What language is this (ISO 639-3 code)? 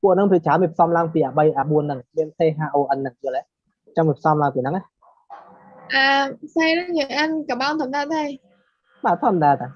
vie